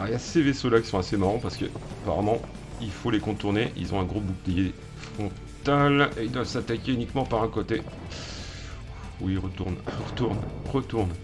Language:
French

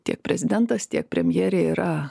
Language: Lithuanian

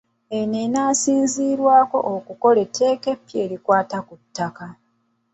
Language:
Ganda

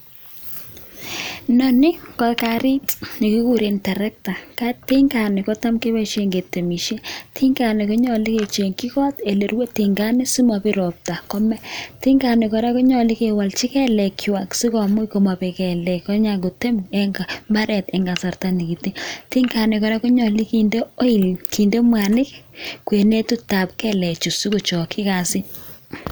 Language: Kalenjin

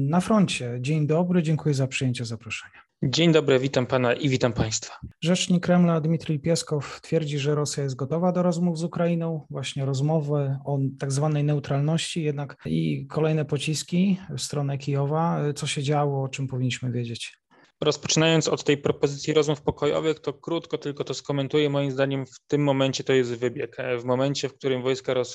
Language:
Polish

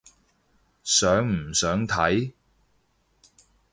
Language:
Cantonese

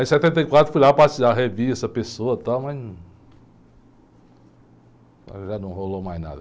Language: Portuguese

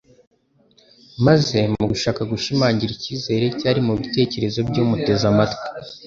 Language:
Kinyarwanda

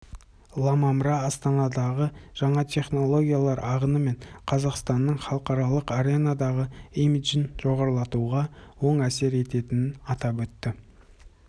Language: Kazakh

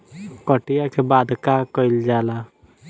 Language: Bhojpuri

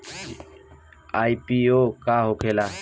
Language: Bhojpuri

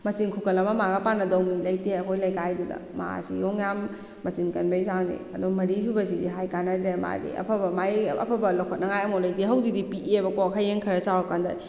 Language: Manipuri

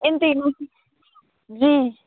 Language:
Urdu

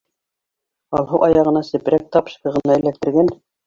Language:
Bashkir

